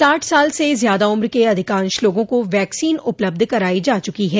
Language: Hindi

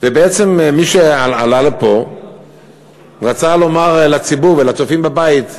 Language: Hebrew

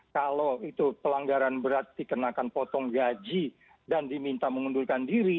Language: Indonesian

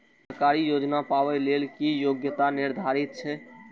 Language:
Maithili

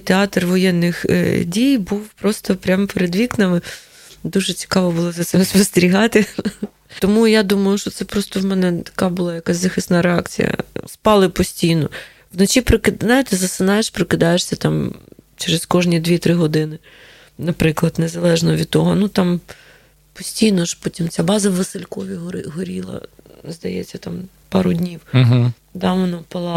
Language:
Ukrainian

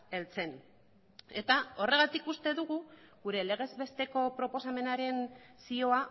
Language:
Basque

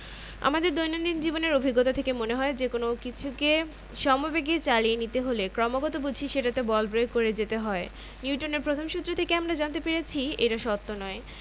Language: Bangla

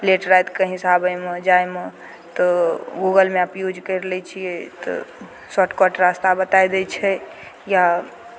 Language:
Maithili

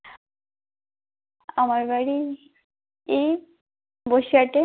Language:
Bangla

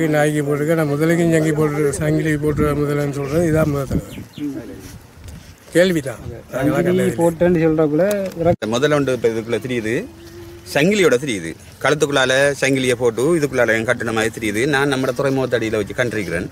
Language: Arabic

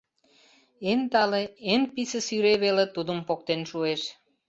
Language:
Mari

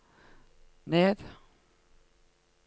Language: Norwegian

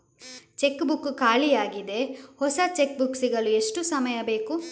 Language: Kannada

